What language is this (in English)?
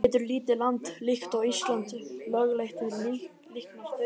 Icelandic